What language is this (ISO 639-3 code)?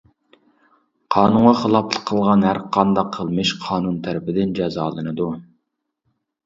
uig